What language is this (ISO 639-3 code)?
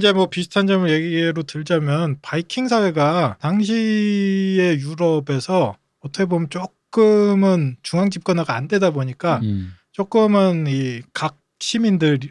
kor